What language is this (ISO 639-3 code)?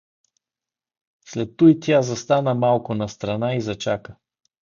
bul